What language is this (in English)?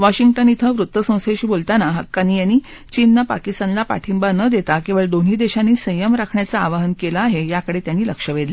Marathi